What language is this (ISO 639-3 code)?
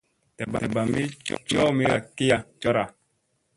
mse